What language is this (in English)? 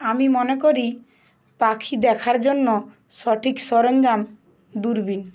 Bangla